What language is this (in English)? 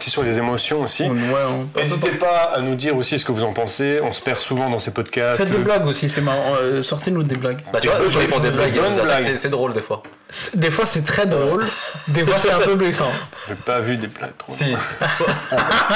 French